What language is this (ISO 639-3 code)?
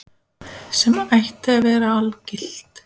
isl